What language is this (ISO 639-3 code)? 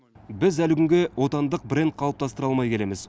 kaz